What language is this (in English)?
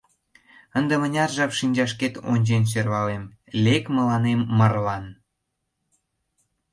Mari